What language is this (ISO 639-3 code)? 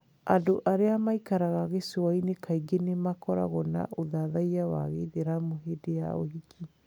kik